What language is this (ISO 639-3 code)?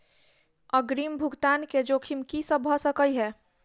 mai